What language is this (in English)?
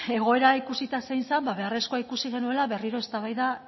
Basque